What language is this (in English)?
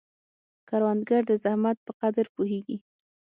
Pashto